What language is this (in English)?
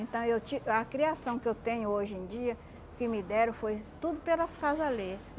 Portuguese